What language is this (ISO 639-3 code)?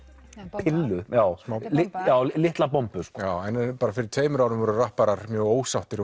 isl